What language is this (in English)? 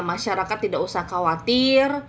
Indonesian